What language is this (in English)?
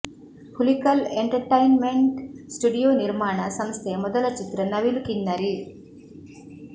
Kannada